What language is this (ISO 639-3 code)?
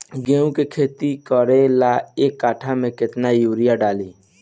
bho